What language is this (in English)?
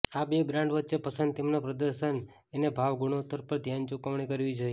Gujarati